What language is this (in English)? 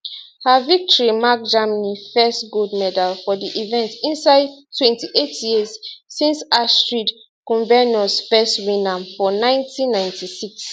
Nigerian Pidgin